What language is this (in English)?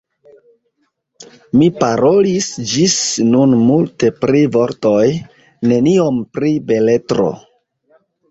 Esperanto